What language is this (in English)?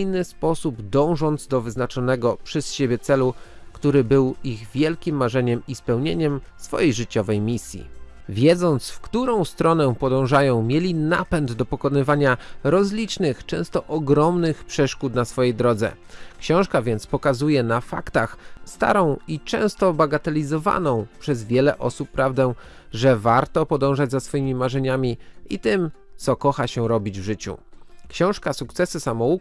Polish